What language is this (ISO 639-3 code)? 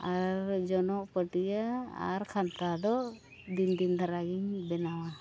sat